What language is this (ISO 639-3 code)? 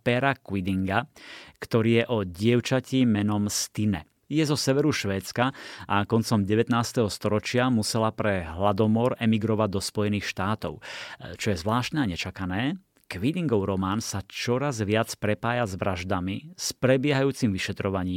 slk